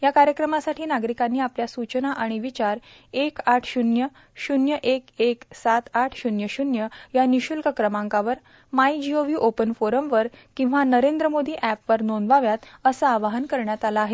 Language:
Marathi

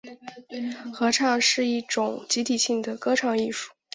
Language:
Chinese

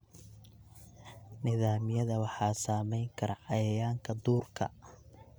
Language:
Somali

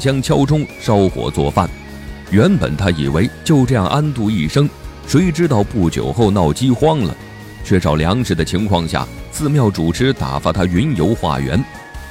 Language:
Chinese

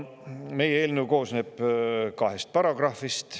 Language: Estonian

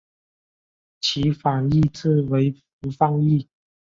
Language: Chinese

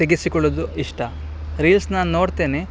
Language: Kannada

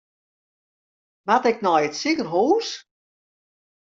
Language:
Western Frisian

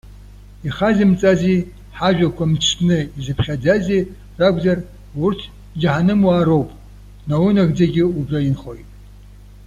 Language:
Abkhazian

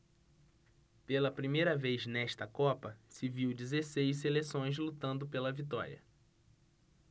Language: Portuguese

